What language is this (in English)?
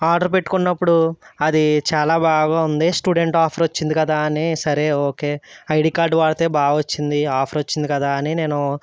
Telugu